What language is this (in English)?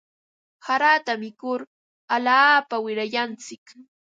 Ambo-Pasco Quechua